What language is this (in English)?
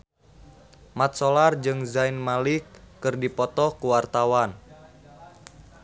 Sundanese